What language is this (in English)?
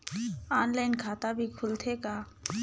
Chhattisgarhi